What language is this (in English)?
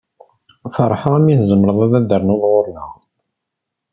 Kabyle